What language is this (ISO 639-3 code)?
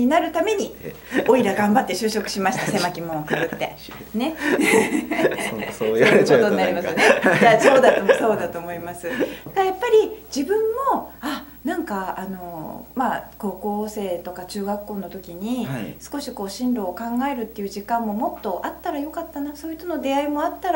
jpn